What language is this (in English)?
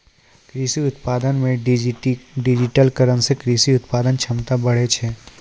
Maithili